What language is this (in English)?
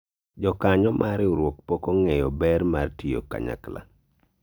Luo (Kenya and Tanzania)